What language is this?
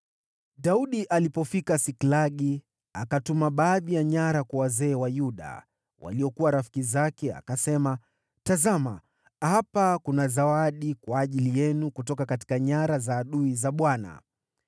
Swahili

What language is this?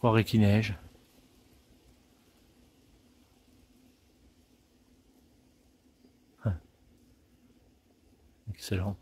French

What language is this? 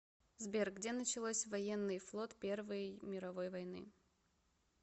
Russian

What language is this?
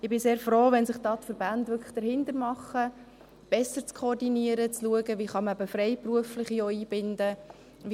Swiss German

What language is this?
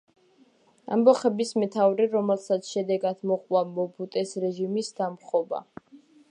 Georgian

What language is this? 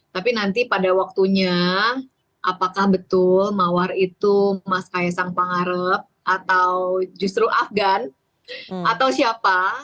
Indonesian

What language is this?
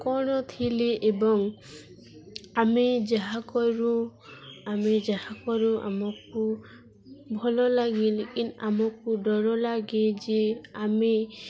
Odia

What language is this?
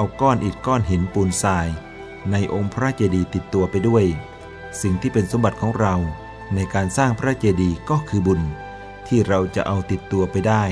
Thai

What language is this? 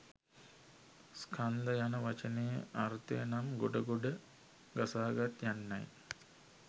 Sinhala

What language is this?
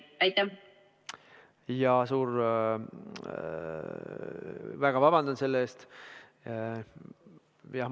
Estonian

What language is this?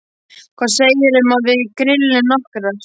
Icelandic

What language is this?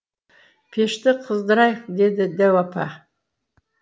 Kazakh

